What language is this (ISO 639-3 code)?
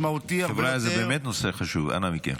heb